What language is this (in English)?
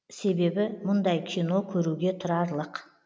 Kazakh